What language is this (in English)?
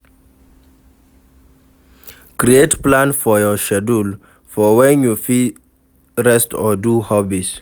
Nigerian Pidgin